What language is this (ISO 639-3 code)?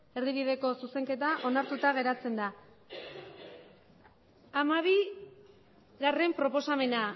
eus